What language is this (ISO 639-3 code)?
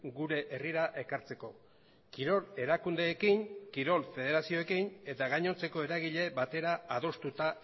eus